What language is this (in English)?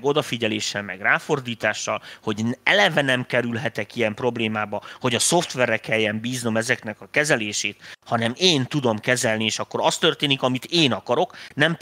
Hungarian